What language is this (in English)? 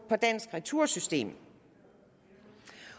Danish